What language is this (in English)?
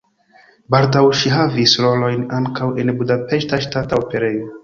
Esperanto